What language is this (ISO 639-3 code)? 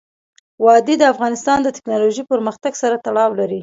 pus